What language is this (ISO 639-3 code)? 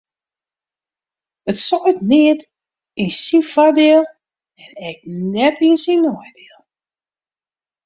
fry